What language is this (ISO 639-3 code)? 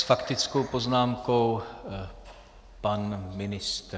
ces